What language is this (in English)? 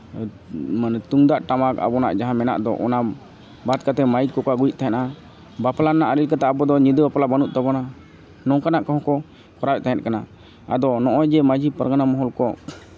Santali